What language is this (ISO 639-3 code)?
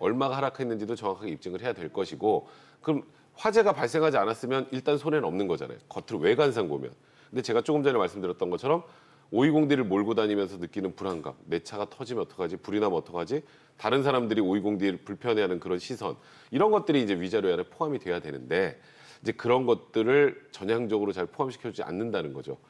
kor